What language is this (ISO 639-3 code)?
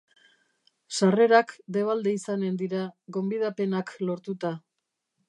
eus